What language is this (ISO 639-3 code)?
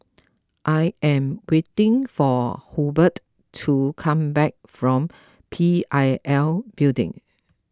eng